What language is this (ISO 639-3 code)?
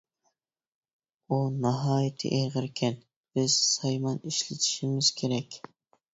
uig